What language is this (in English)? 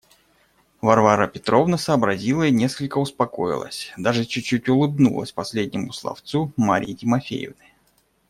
Russian